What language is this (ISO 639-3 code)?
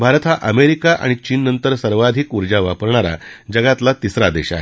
mar